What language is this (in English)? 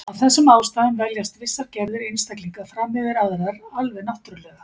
Icelandic